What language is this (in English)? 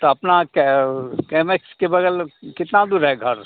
Hindi